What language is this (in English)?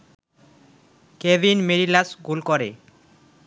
Bangla